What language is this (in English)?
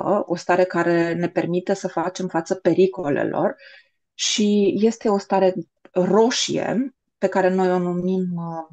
Romanian